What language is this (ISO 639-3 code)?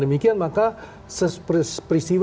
ind